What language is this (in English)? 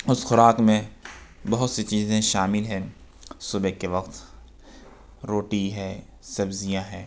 Urdu